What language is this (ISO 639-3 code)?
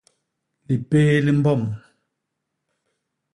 bas